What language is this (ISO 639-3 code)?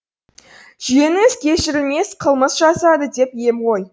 kaz